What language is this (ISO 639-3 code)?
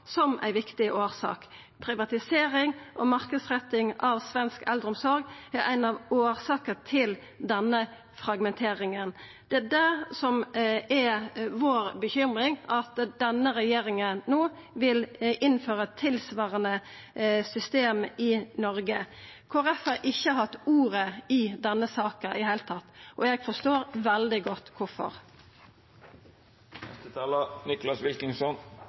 nno